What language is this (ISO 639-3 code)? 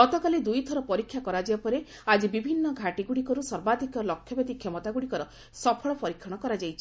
ori